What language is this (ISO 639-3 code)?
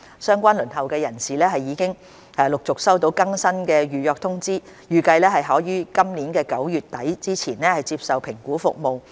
yue